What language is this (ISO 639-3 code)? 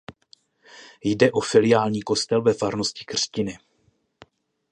ces